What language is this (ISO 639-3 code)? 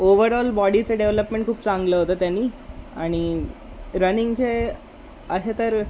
mar